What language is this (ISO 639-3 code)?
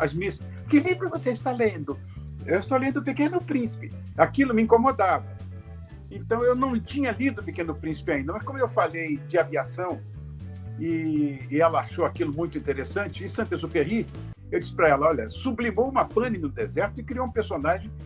por